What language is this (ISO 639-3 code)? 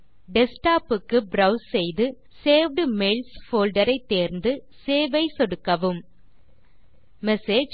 tam